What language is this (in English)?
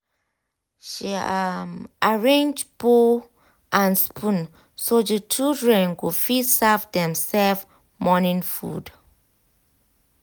Nigerian Pidgin